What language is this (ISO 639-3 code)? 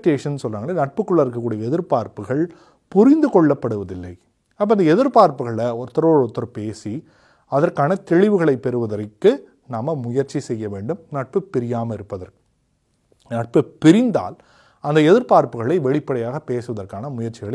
tam